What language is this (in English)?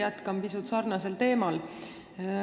Estonian